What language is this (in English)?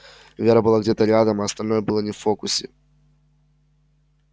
Russian